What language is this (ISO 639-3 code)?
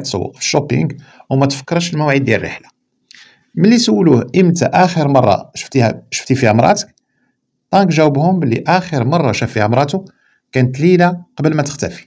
ara